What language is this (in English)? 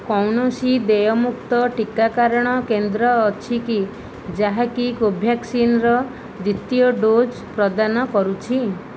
Odia